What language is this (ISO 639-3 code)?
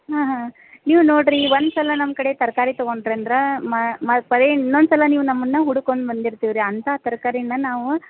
kan